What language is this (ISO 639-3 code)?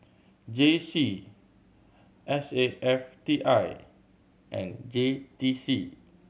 eng